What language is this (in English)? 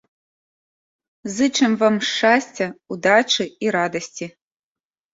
Belarusian